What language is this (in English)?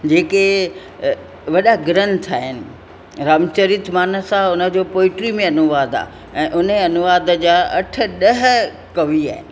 Sindhi